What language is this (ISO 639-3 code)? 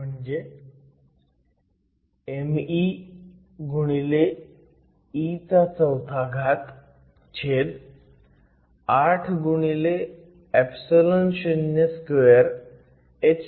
mar